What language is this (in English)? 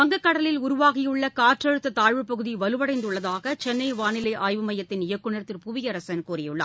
Tamil